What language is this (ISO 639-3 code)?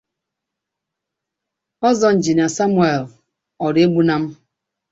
ibo